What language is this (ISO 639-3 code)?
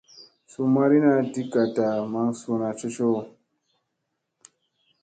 mse